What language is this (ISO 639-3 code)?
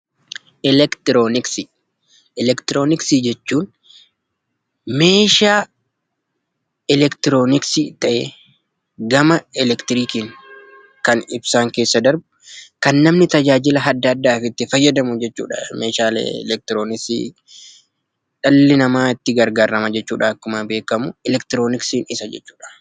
orm